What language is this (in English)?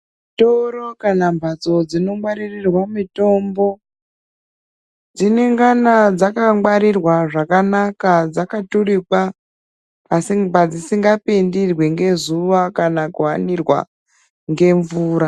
Ndau